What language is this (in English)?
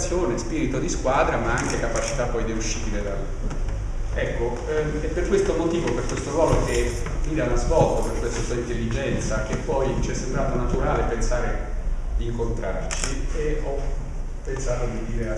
Italian